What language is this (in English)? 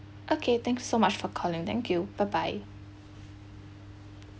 English